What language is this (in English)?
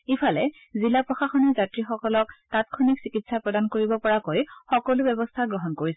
Assamese